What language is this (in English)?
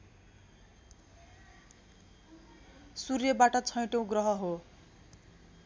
Nepali